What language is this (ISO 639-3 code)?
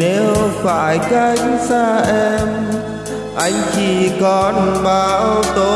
vie